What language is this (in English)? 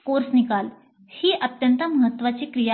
Marathi